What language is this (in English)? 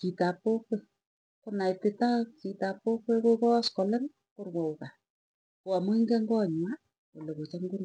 Tugen